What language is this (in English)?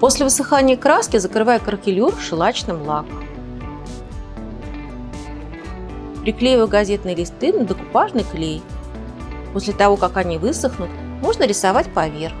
Russian